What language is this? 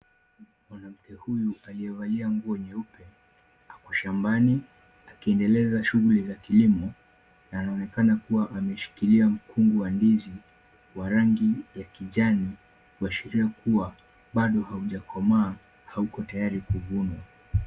Swahili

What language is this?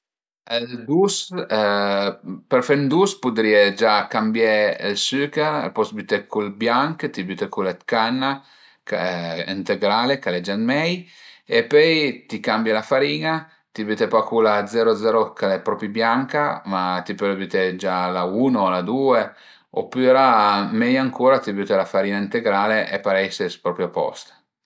Piedmontese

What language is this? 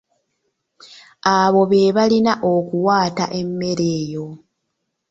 Ganda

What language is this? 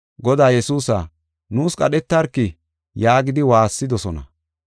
Gofa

